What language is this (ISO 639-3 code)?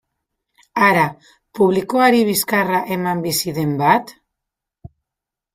eus